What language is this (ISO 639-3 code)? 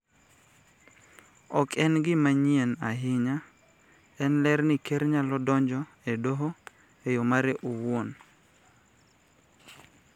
luo